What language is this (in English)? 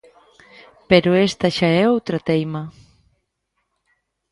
Galician